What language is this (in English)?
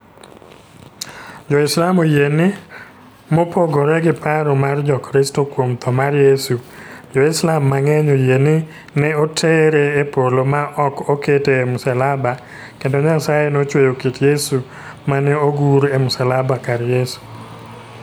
Luo (Kenya and Tanzania)